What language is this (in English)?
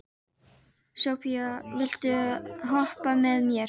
Icelandic